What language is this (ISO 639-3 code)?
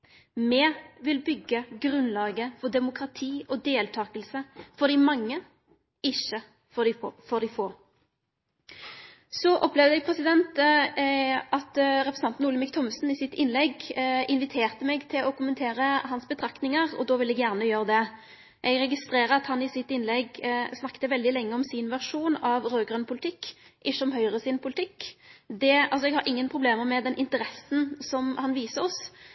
nno